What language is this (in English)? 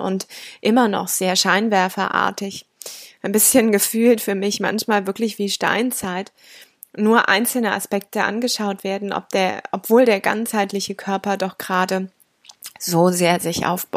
German